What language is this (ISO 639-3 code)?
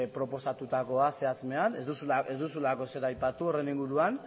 eus